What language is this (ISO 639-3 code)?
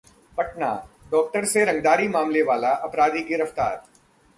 hin